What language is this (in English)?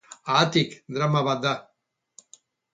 Basque